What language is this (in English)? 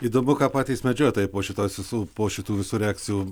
Lithuanian